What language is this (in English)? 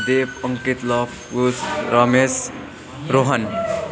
Nepali